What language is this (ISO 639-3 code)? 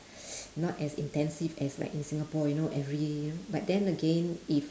eng